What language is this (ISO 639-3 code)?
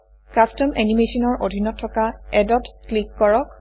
asm